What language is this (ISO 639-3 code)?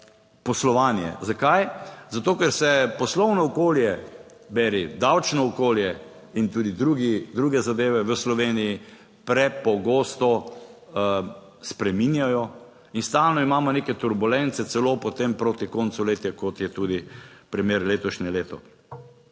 slv